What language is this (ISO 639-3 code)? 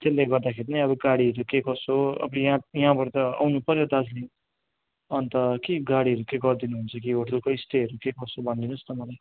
nep